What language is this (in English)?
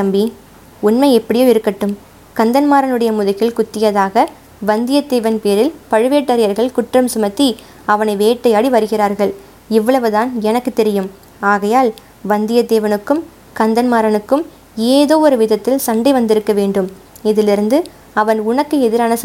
Tamil